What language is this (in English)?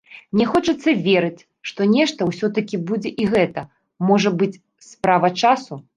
Belarusian